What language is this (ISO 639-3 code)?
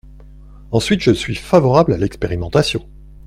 fra